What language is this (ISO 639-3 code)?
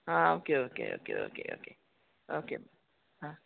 kok